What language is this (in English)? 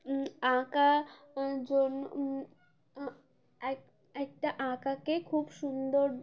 Bangla